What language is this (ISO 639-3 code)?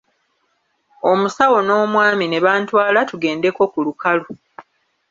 lug